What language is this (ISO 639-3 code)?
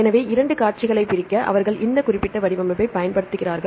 tam